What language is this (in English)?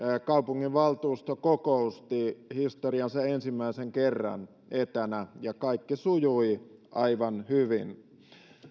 Finnish